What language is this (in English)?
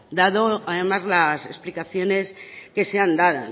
Spanish